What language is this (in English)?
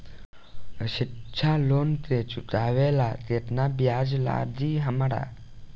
Bhojpuri